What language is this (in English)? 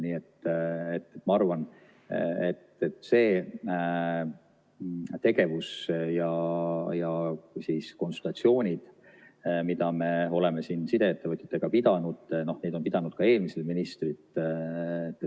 Estonian